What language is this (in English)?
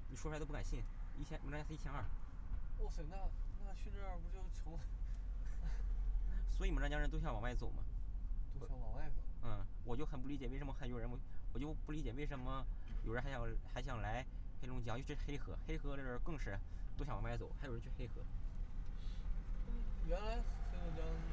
Chinese